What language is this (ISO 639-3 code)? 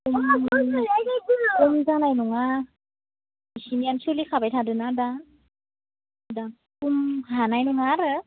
brx